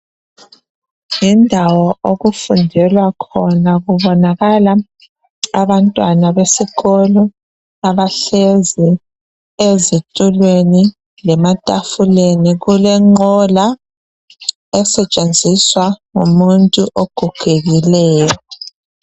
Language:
North Ndebele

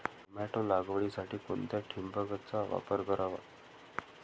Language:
Marathi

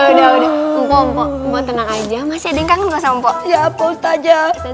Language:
Indonesian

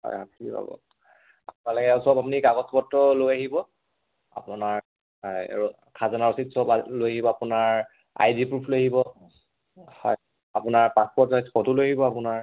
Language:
Assamese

